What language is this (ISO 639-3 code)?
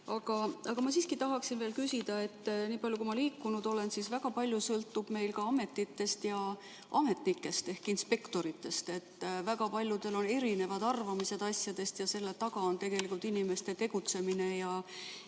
est